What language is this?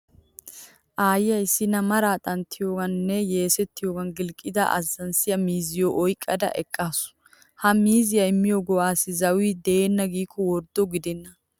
Wolaytta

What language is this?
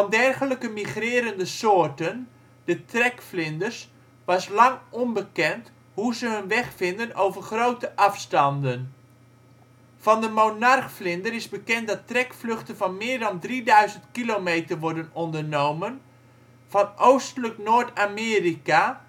Dutch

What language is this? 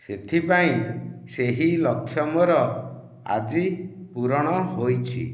Odia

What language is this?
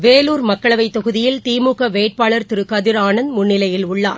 Tamil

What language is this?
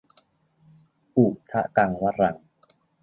Thai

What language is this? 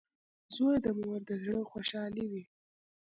Pashto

